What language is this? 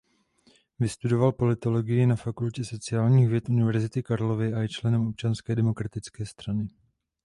Czech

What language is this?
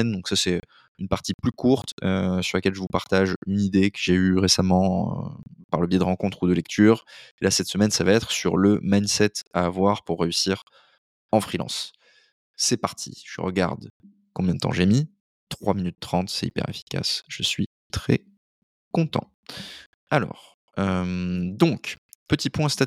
French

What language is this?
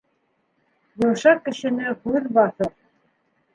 Bashkir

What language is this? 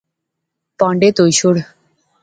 Pahari-Potwari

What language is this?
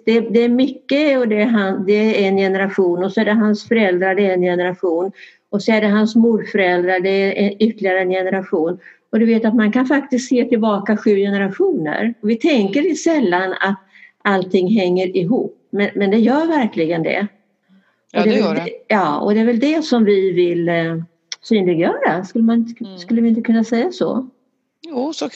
Swedish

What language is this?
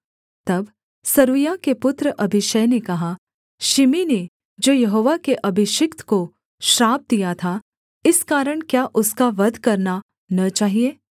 Hindi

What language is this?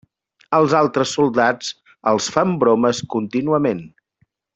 Catalan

